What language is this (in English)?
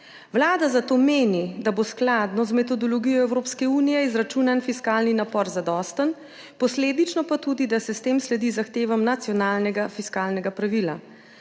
Slovenian